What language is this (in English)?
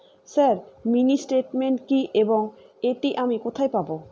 Bangla